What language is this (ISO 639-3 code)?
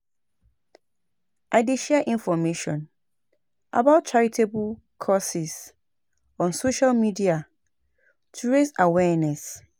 pcm